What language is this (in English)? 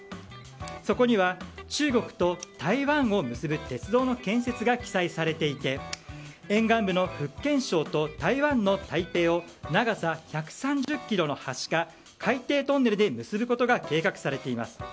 Japanese